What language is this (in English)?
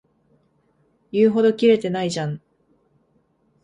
Japanese